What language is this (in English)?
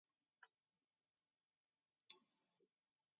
Mari